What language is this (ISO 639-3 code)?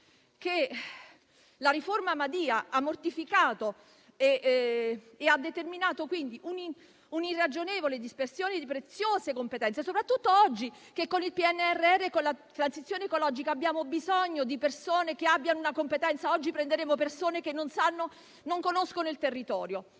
ita